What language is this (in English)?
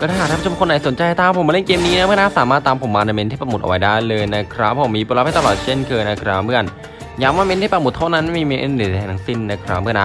Thai